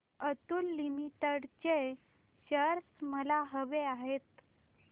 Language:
Marathi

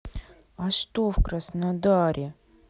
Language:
Russian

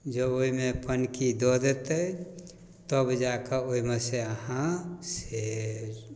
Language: Maithili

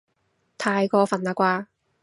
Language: Cantonese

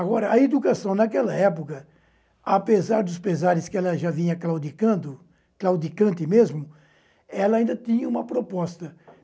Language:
Portuguese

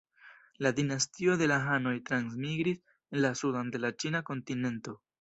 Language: Esperanto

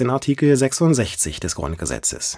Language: German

